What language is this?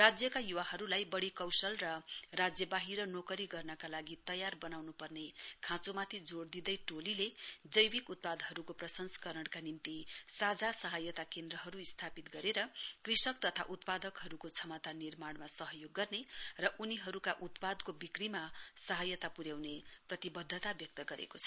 Nepali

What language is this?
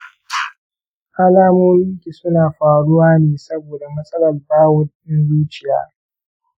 Hausa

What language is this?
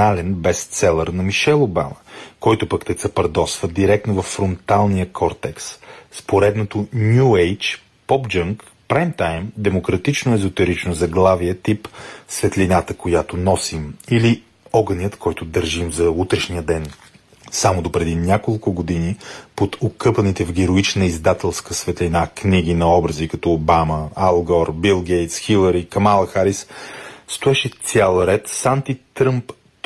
Bulgarian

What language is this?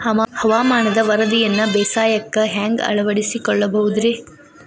Kannada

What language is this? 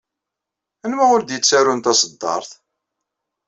Kabyle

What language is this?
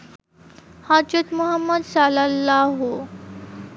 Bangla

